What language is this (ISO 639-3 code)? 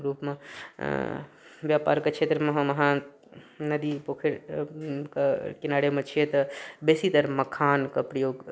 mai